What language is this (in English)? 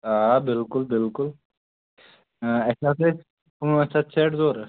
Kashmiri